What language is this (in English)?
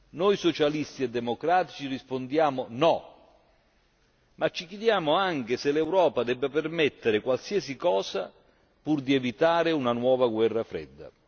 Italian